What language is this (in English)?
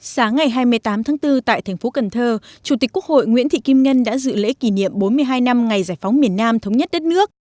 Vietnamese